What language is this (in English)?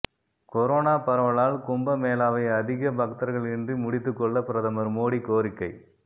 Tamil